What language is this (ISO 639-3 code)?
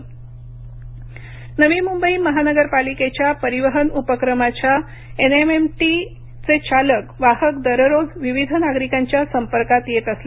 mar